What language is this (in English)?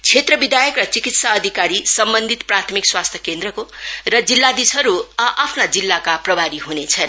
Nepali